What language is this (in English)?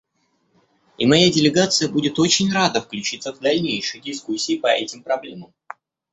Russian